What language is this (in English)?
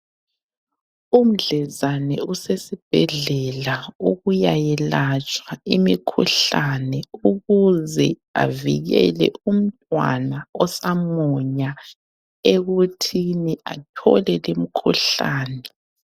North Ndebele